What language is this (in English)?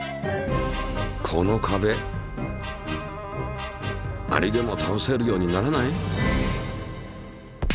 Japanese